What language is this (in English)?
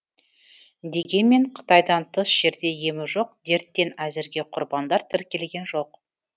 Kazakh